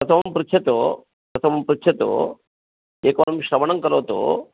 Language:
Sanskrit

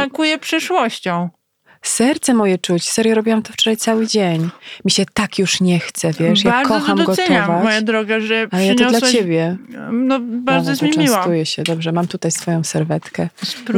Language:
Polish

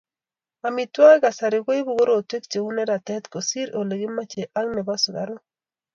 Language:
Kalenjin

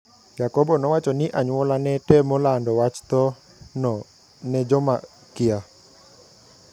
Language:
Luo (Kenya and Tanzania)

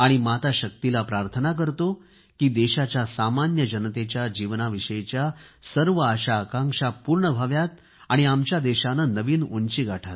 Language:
Marathi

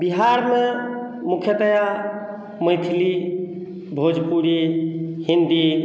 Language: Maithili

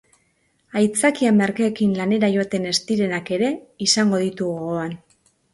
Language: Basque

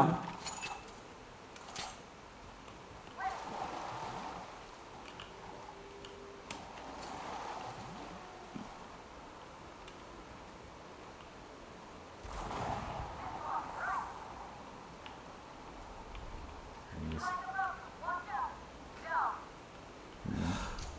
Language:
Turkish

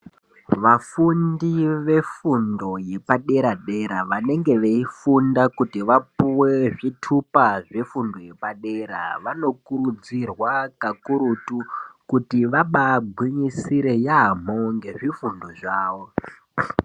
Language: Ndau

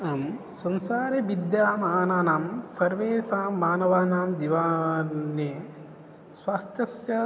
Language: Sanskrit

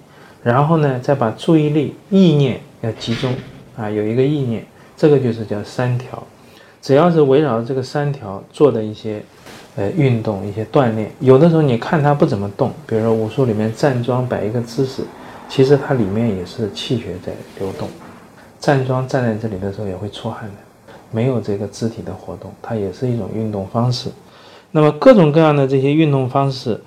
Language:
Chinese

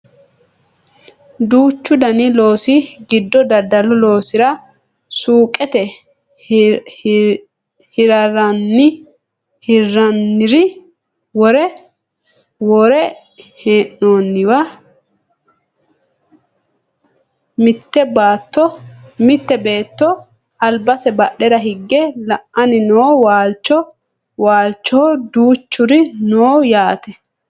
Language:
Sidamo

